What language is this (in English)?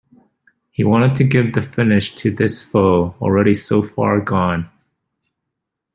English